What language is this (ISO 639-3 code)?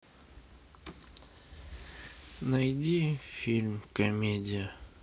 rus